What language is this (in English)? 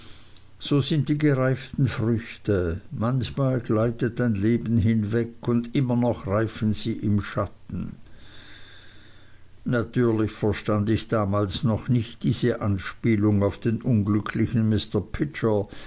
German